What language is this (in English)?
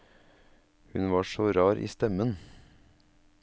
Norwegian